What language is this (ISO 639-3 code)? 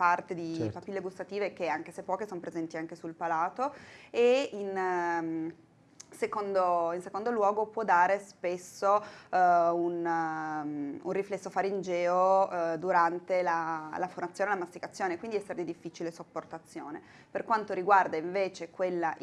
ita